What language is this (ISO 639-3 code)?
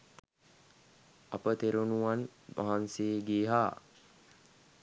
sin